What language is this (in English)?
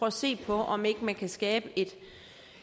Danish